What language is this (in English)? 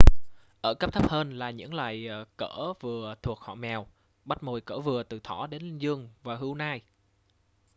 Vietnamese